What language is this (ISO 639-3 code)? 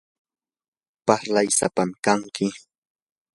qur